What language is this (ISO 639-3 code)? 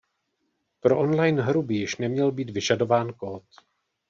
ces